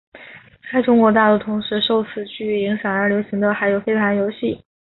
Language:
Chinese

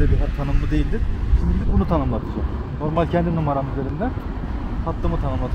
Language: Turkish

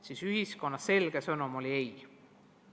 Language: Estonian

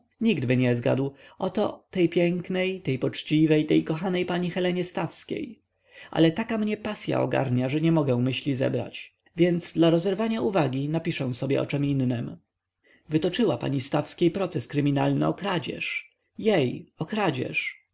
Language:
Polish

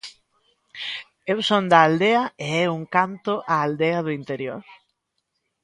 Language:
Galician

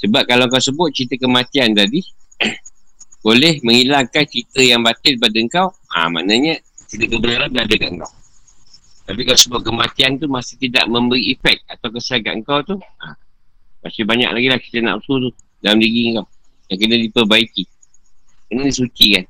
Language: Malay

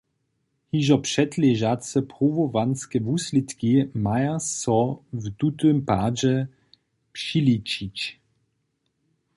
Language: Upper Sorbian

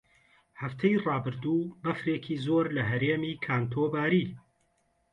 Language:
Central Kurdish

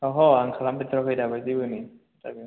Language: Bodo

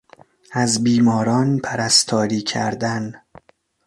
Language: Persian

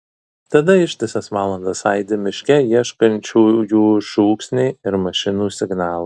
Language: Lithuanian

